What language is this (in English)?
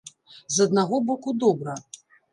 Belarusian